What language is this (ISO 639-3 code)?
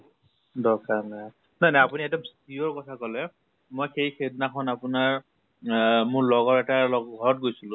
asm